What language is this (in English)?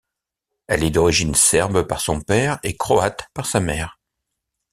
French